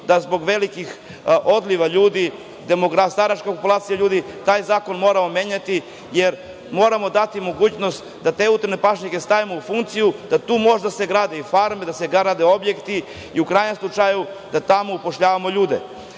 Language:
Serbian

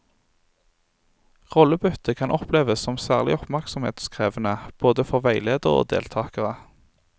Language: Norwegian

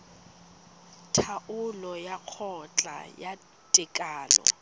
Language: Tswana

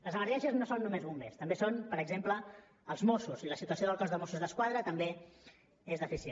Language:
Catalan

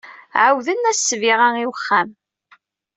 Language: Kabyle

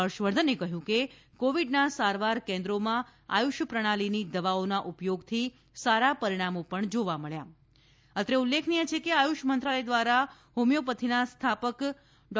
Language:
Gujarati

